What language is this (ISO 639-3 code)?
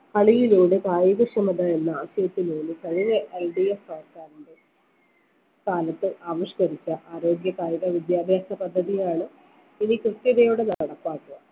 mal